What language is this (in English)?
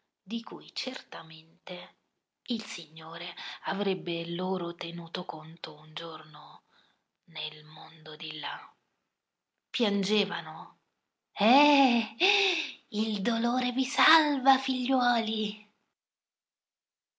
Italian